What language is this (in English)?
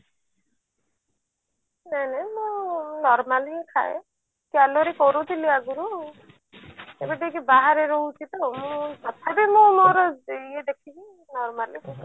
Odia